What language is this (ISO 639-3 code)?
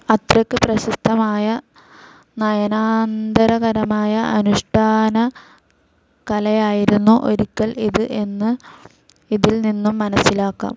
mal